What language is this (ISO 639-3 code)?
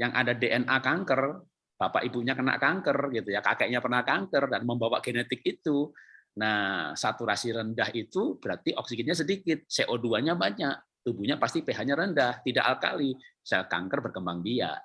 ind